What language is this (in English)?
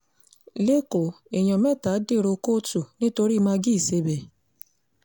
Yoruba